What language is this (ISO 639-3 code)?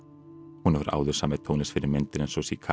isl